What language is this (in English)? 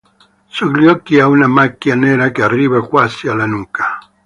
Italian